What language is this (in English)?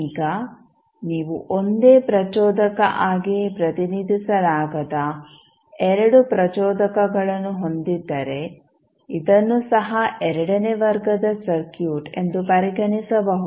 Kannada